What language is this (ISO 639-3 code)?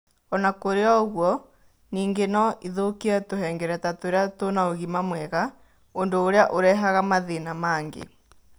kik